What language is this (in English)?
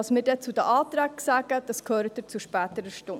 Swiss German